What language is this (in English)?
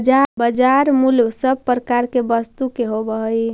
Magahi